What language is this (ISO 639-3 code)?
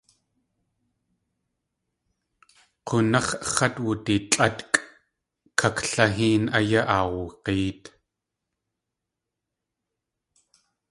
tli